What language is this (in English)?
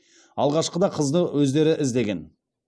Kazakh